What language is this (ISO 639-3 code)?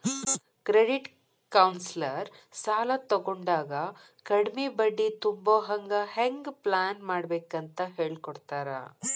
kan